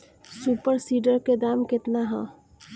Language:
Bhojpuri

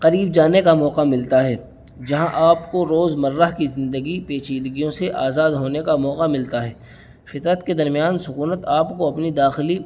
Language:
Urdu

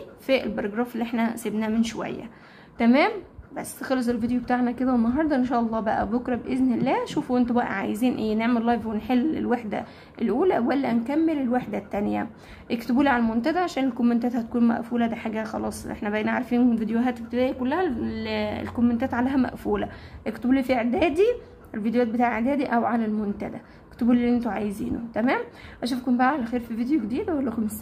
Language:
Arabic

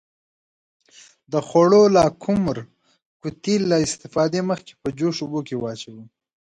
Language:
Pashto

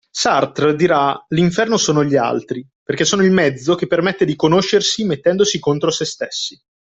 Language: Italian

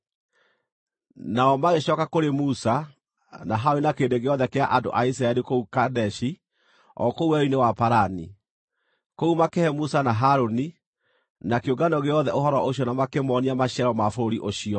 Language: Kikuyu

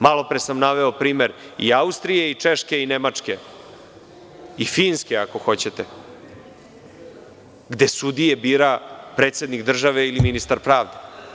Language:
Serbian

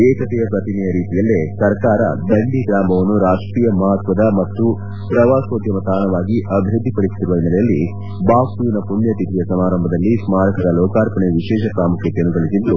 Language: Kannada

